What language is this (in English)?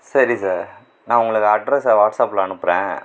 Tamil